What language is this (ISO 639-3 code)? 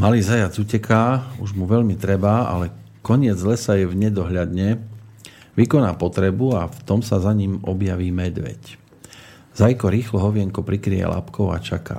slk